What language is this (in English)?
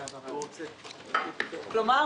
Hebrew